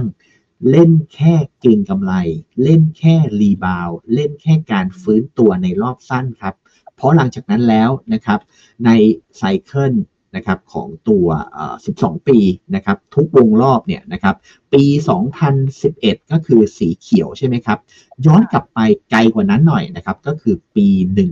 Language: Thai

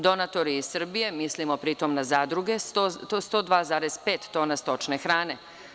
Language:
Serbian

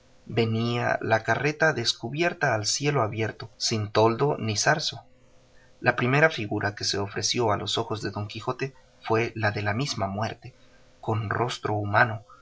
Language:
Spanish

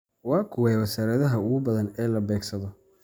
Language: Somali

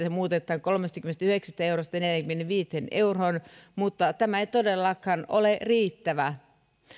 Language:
Finnish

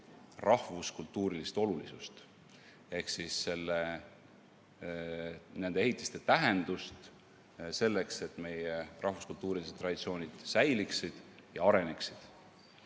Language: Estonian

